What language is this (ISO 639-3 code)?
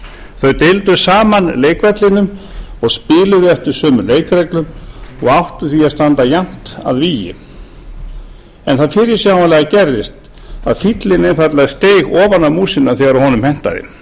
isl